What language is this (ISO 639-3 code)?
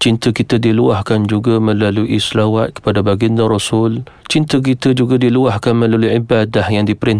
msa